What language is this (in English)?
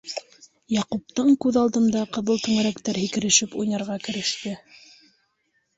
Bashkir